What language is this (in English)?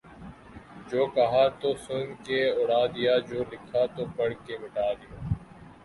Urdu